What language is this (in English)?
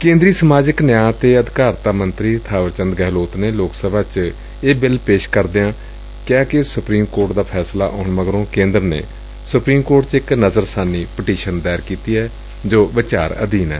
Punjabi